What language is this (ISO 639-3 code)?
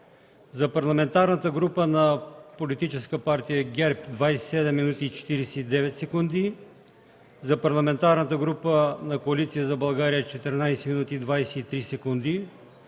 bul